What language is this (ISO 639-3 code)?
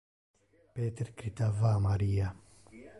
ina